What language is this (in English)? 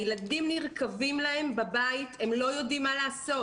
Hebrew